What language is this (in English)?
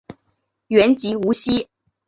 Chinese